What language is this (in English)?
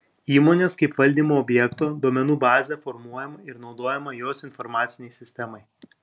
Lithuanian